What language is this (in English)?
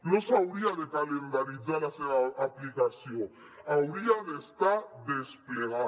Catalan